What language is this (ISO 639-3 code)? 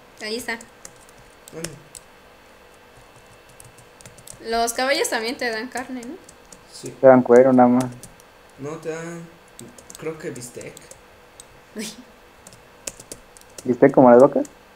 spa